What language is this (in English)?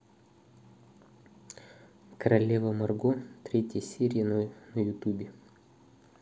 Russian